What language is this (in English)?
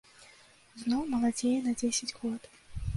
Belarusian